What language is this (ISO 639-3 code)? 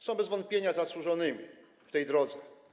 pol